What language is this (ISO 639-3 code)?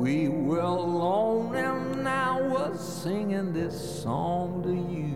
nld